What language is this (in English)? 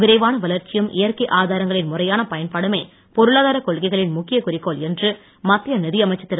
Tamil